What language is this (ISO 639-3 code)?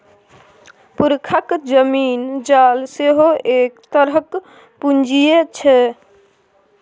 mai